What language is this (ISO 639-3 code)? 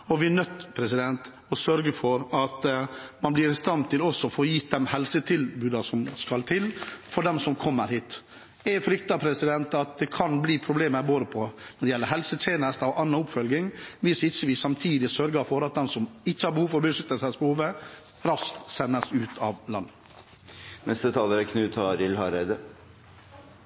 nor